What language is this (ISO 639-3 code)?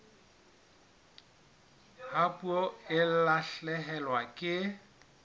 sot